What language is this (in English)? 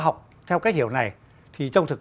Vietnamese